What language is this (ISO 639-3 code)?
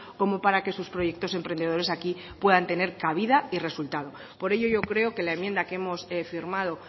spa